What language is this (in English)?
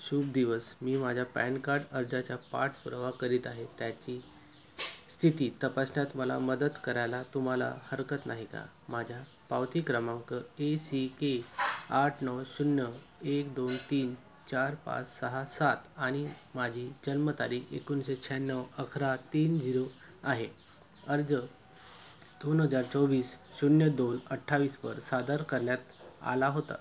Marathi